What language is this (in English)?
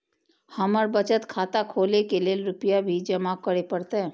Maithili